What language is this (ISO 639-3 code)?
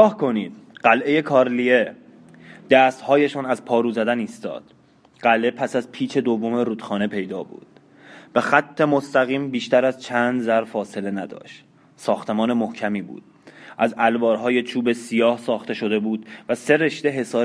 fas